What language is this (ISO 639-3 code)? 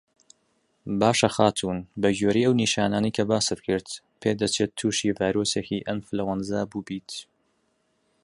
ckb